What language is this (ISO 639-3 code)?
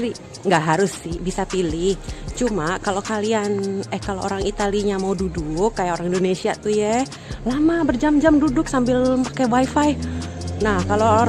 ind